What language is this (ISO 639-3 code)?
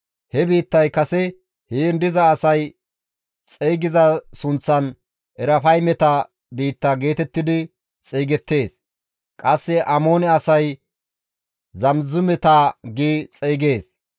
gmv